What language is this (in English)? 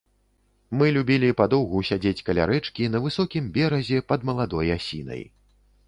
Belarusian